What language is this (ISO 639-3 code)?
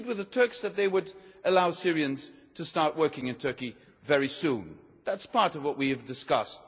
eng